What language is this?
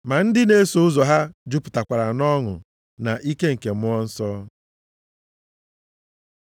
Igbo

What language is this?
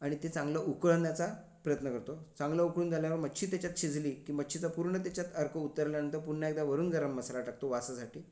Marathi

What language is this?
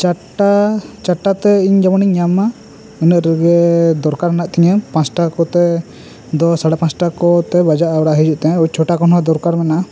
Santali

